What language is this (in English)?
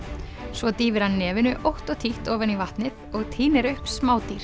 Icelandic